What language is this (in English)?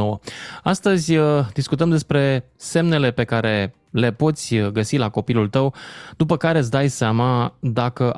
Romanian